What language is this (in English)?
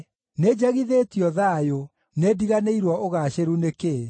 Kikuyu